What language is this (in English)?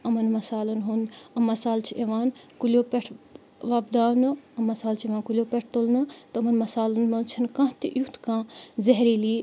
Kashmiri